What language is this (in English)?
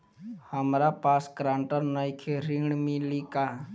Bhojpuri